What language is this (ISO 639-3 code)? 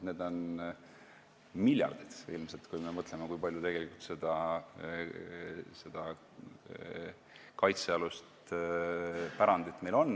est